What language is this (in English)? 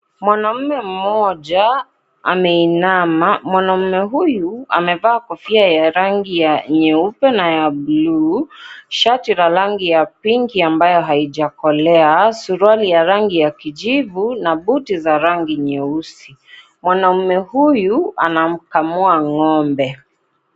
Swahili